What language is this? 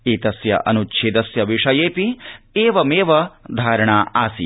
Sanskrit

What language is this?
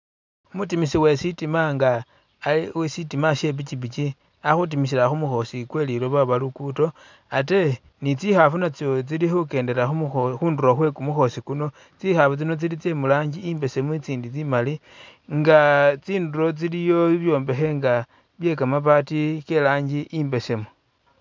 Masaaba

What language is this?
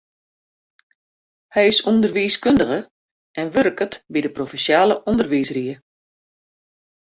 Western Frisian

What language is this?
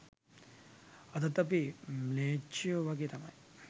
Sinhala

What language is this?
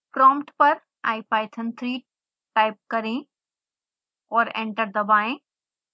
Hindi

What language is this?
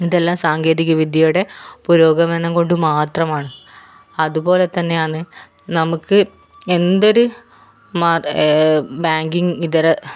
Malayalam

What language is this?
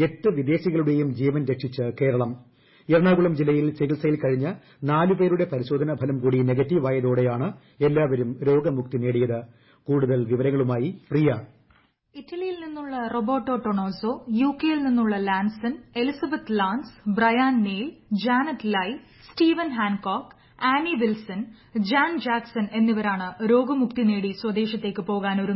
Malayalam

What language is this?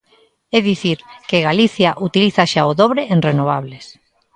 Galician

